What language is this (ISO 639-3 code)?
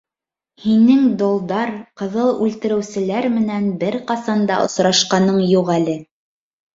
bak